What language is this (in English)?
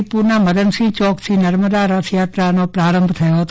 Gujarati